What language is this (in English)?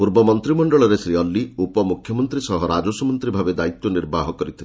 Odia